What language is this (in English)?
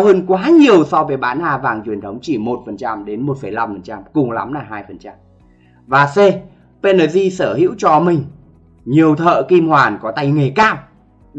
Vietnamese